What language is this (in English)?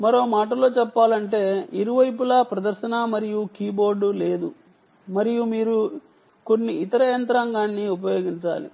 Telugu